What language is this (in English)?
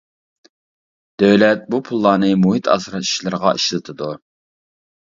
Uyghur